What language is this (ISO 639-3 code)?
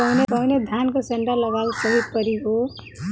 bho